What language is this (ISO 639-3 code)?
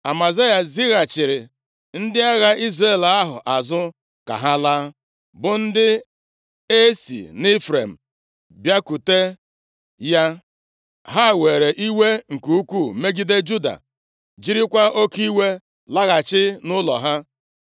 ibo